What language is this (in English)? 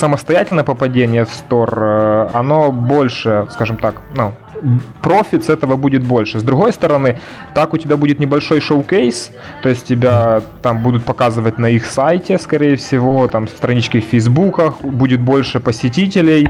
Russian